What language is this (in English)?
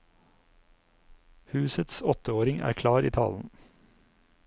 Norwegian